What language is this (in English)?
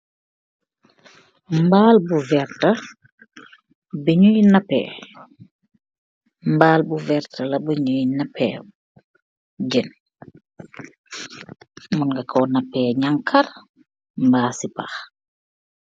Wolof